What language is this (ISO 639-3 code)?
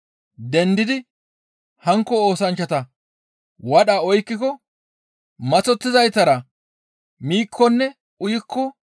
gmv